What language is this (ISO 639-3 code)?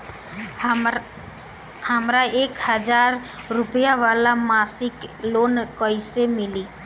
bho